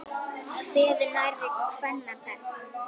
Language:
Icelandic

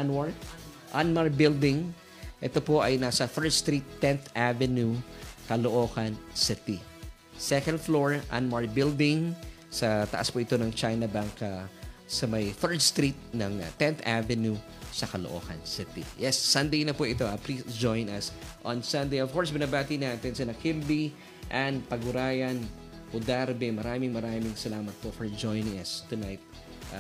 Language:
Filipino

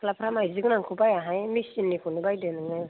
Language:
Bodo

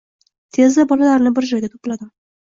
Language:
Uzbek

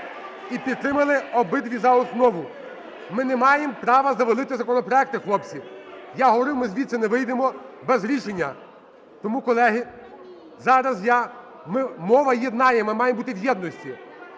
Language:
Ukrainian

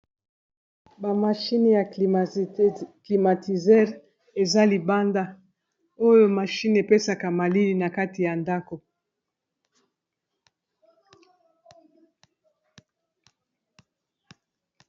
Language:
Lingala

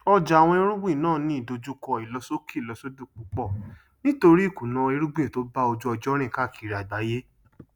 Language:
Yoruba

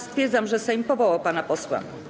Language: Polish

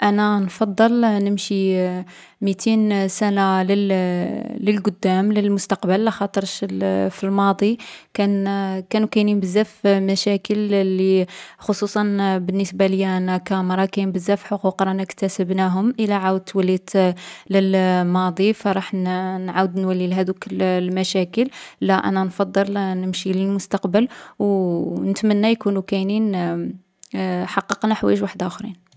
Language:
Algerian Arabic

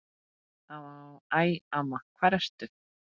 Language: Icelandic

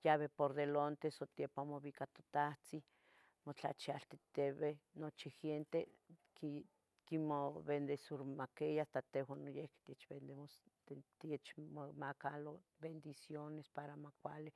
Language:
Tetelcingo Nahuatl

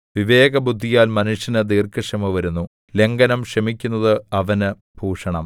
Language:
Malayalam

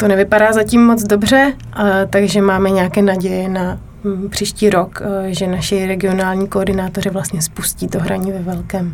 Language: Czech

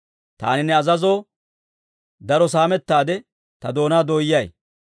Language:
Dawro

